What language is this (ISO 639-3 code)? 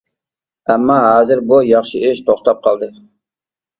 uig